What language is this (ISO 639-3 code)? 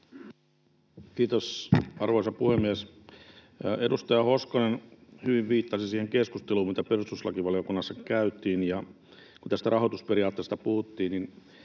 fin